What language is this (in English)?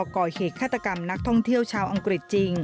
Thai